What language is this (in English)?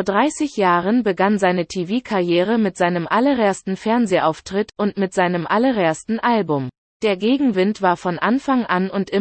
German